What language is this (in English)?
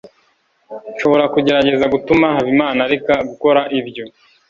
Kinyarwanda